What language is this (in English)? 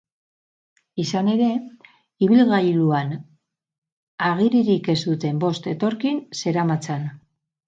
Basque